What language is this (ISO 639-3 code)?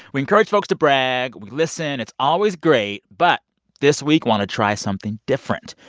eng